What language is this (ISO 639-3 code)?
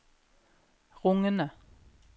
nor